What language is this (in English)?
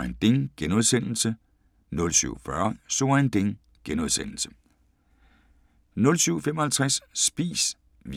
Danish